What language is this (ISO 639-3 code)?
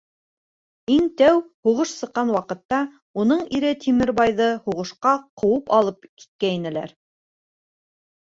bak